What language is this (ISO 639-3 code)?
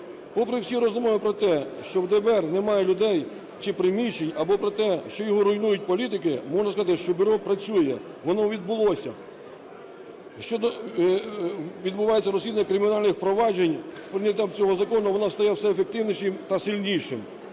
ukr